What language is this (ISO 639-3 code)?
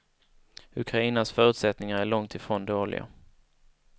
swe